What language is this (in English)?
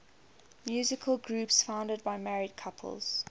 English